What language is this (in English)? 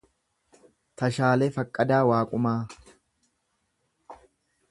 Oromo